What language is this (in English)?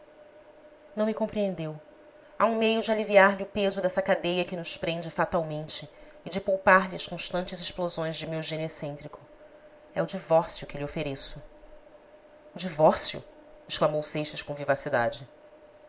Portuguese